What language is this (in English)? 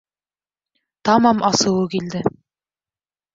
Bashkir